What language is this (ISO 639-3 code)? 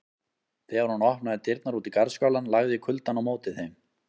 isl